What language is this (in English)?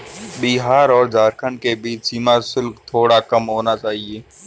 Hindi